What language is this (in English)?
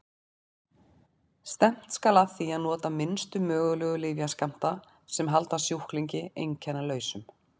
Icelandic